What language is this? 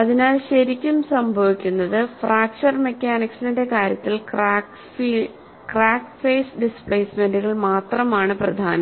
Malayalam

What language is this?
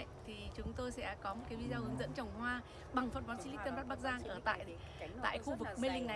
Vietnamese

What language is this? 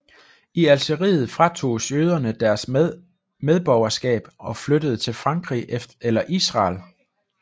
Danish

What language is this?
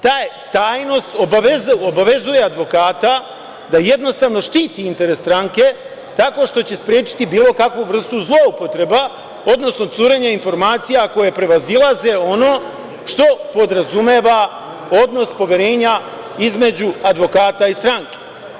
Serbian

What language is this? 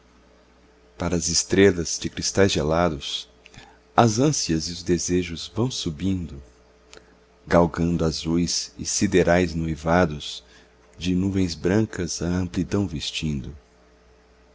Portuguese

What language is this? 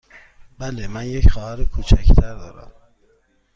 Persian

